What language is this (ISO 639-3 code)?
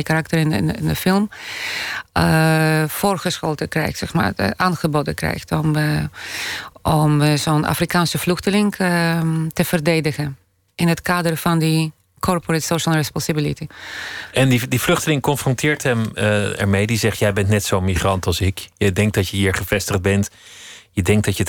nld